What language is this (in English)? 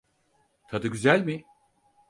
Turkish